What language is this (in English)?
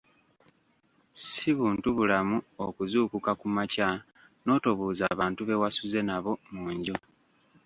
Ganda